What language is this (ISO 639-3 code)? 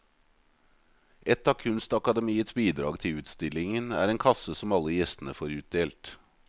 nor